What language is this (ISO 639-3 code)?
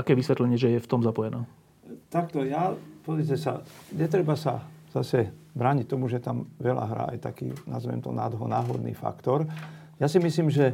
slk